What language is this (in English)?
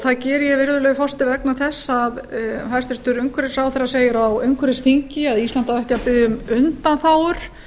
Icelandic